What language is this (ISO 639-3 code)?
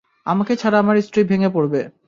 ben